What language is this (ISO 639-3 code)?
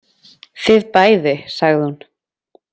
isl